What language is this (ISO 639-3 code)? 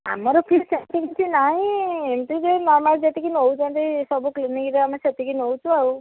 ori